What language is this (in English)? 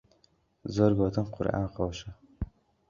Central Kurdish